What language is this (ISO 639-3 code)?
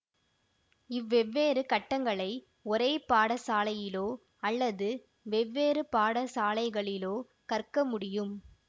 tam